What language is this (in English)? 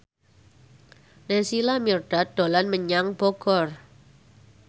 Javanese